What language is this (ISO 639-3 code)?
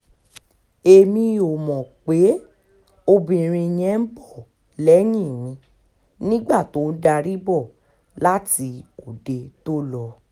yor